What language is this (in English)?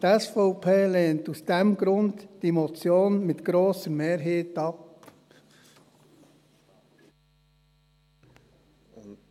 Swiss German